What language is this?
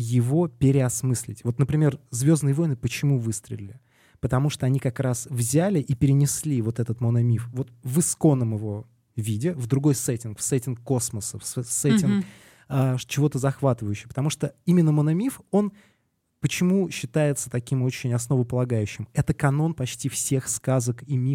Russian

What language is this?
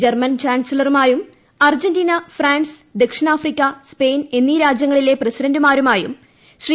Malayalam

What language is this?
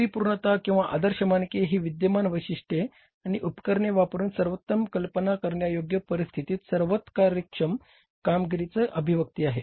Marathi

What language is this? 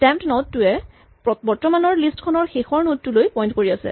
Assamese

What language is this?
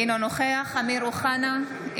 Hebrew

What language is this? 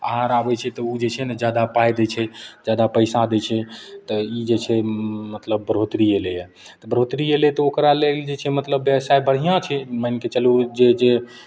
Maithili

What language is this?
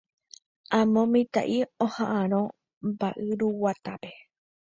Guarani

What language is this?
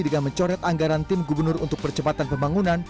Indonesian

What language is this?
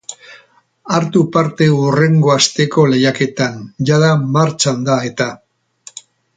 Basque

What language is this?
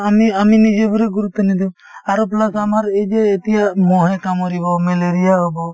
Assamese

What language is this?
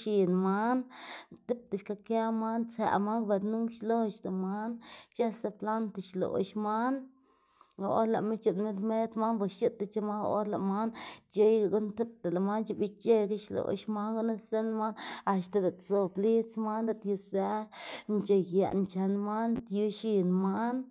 Xanaguía Zapotec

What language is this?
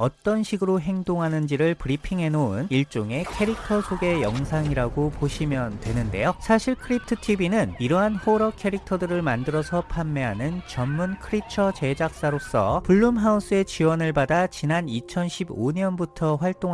Korean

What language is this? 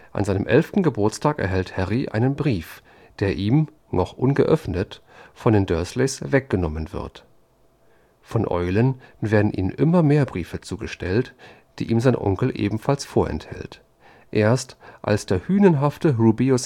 German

